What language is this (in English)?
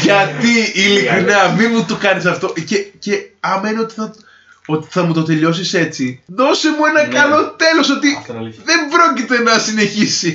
Greek